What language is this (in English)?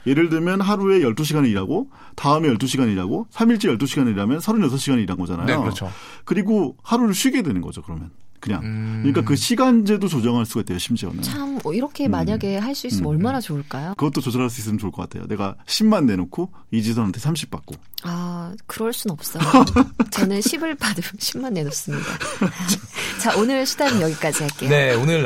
Korean